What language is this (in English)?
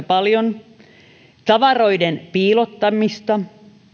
Finnish